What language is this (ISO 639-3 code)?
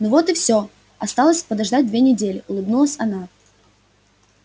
rus